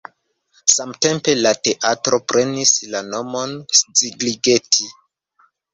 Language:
Esperanto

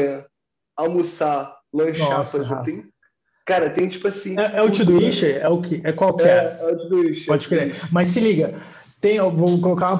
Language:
Portuguese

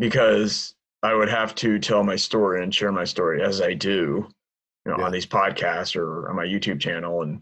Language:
English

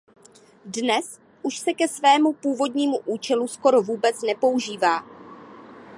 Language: Czech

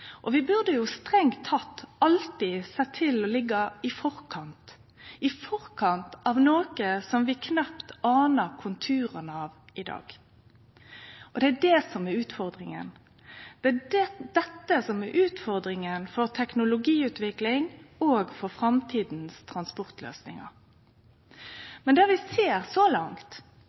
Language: Norwegian Nynorsk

